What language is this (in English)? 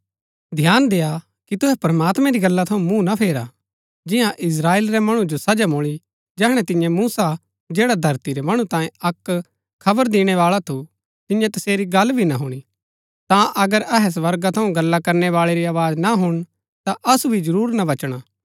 Gaddi